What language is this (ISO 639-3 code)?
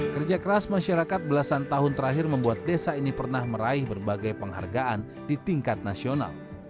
ind